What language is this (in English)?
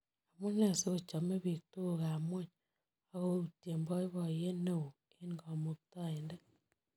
Kalenjin